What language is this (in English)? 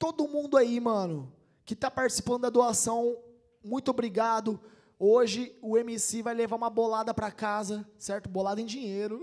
Portuguese